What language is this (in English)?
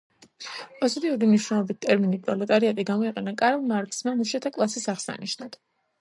Georgian